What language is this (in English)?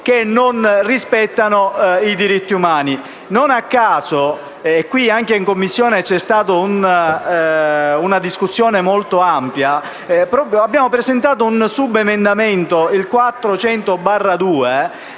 Italian